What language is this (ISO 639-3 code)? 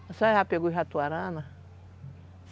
por